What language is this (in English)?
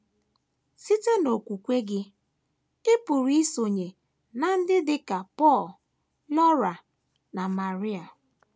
Igbo